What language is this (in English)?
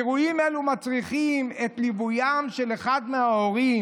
Hebrew